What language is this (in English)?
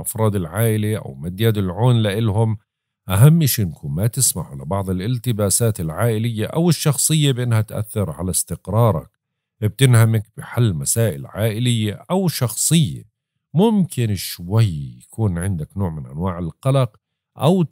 Arabic